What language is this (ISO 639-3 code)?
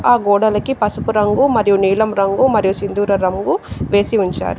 tel